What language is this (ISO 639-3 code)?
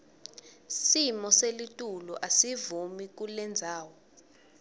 ssw